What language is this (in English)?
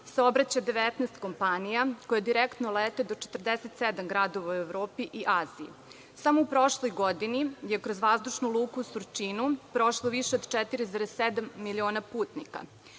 Serbian